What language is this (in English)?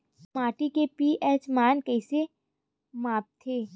Chhattisgarhi